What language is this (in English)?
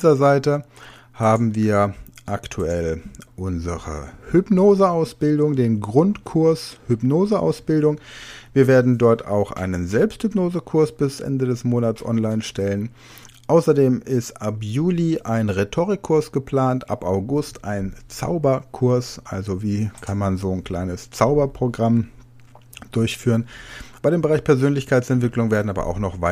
German